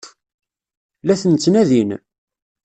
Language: Kabyle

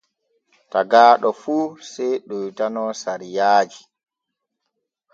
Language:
Borgu Fulfulde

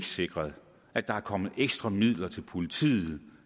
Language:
Danish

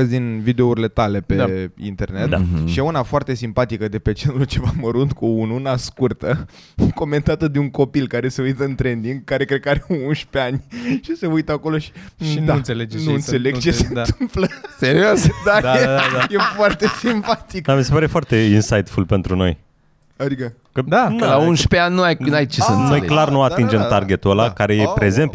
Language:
Romanian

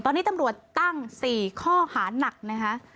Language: Thai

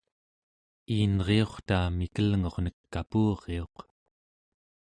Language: Central Yupik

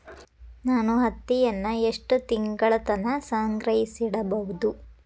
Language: Kannada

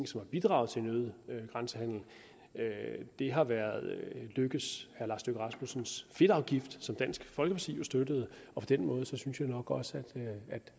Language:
Danish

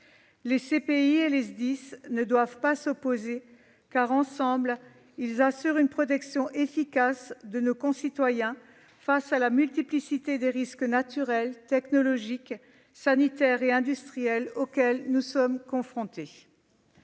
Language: French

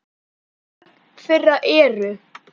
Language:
Icelandic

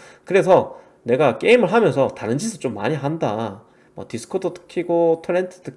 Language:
Korean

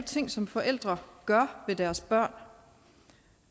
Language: Danish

